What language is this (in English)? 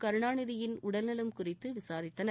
Tamil